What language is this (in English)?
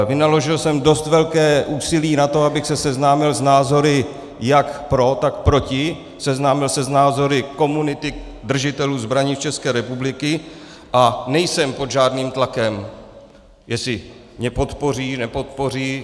Czech